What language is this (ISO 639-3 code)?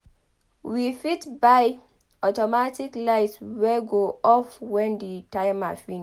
pcm